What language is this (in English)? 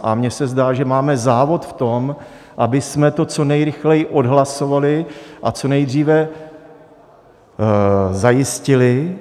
Czech